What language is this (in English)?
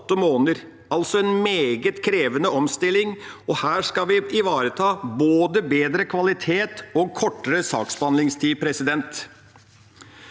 Norwegian